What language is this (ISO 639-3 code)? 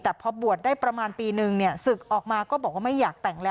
tha